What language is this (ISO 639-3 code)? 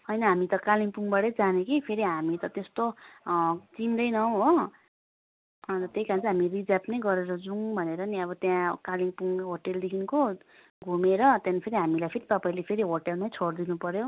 nep